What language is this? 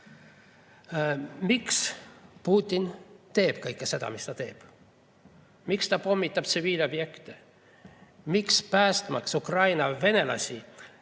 Estonian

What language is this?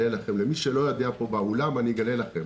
Hebrew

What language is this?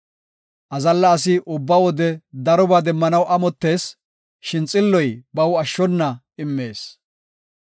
Gofa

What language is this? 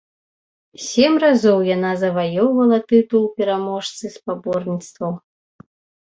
Belarusian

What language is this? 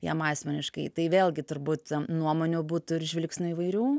Lithuanian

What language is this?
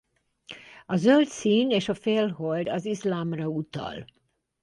Hungarian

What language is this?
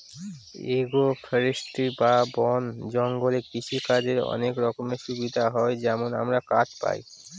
Bangla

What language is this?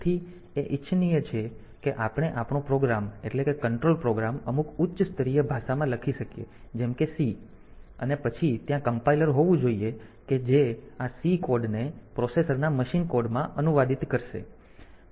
Gujarati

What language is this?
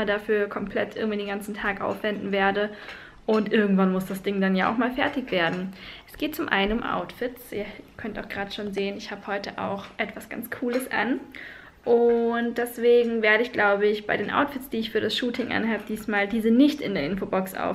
German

